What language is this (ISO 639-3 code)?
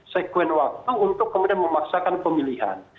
ind